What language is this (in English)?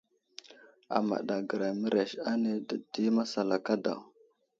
Wuzlam